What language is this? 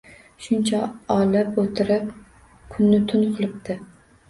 Uzbek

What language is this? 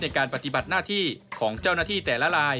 Thai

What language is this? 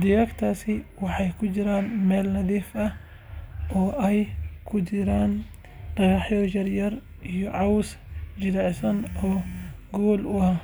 Somali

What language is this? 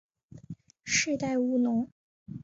Chinese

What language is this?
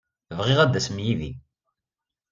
Kabyle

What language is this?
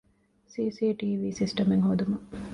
Divehi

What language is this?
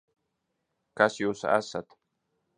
Latvian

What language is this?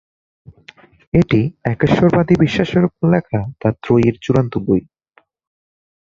Bangla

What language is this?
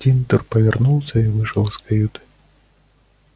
Russian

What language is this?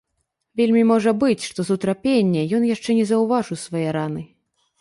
Belarusian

